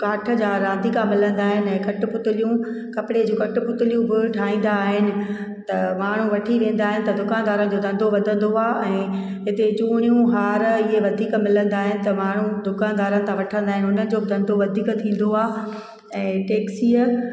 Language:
Sindhi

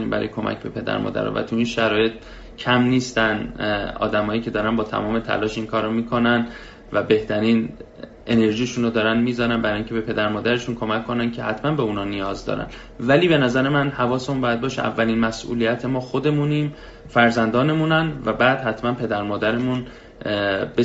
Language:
Persian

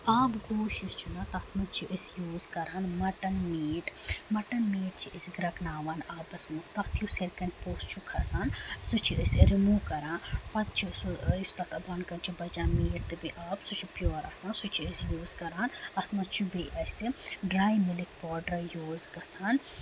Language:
Kashmiri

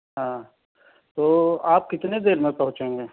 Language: Urdu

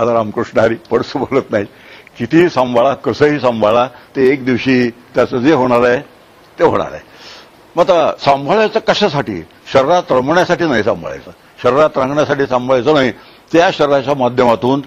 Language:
Marathi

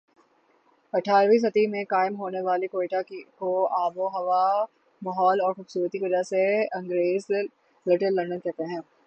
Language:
Urdu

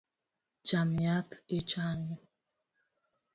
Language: Luo (Kenya and Tanzania)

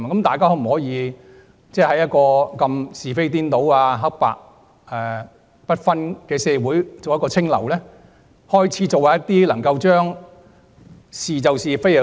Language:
Cantonese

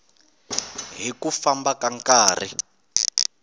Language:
Tsonga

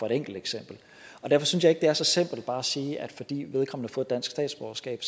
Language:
Danish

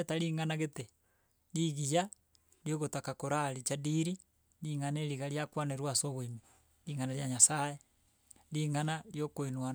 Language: Gusii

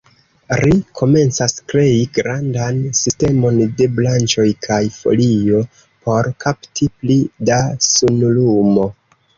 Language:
Esperanto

